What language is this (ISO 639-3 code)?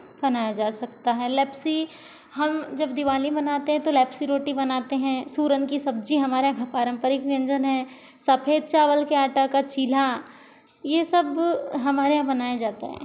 hin